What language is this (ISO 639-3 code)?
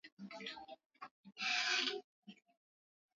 swa